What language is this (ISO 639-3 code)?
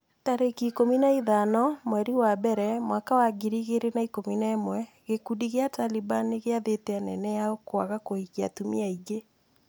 kik